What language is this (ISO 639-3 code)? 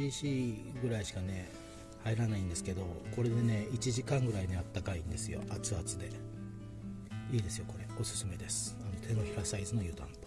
jpn